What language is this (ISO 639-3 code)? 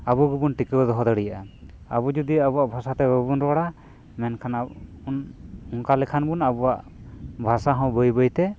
sat